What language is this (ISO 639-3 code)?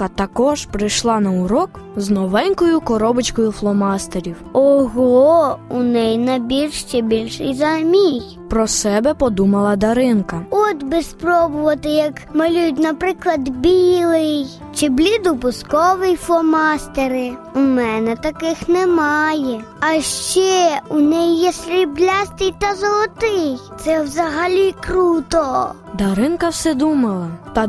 ukr